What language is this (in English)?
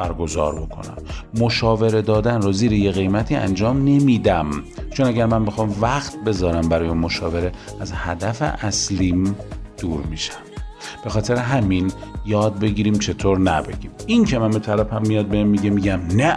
Persian